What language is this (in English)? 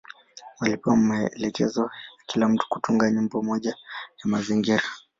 Swahili